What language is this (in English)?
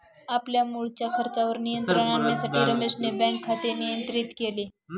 Marathi